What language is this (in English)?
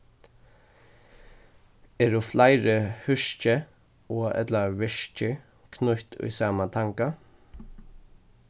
Faroese